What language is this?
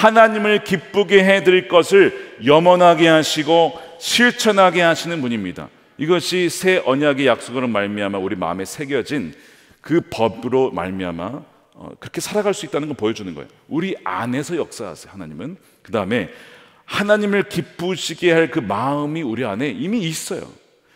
Korean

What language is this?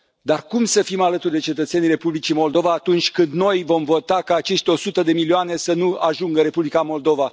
Romanian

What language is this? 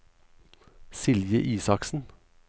Norwegian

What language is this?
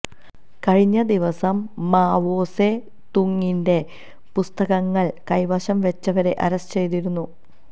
Malayalam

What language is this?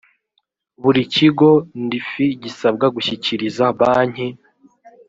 Kinyarwanda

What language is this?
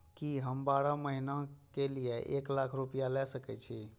Maithili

